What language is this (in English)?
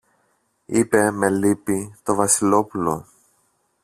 Greek